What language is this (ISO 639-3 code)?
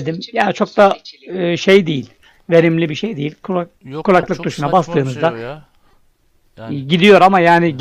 tur